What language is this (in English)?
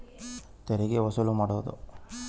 Kannada